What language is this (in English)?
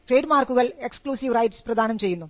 Malayalam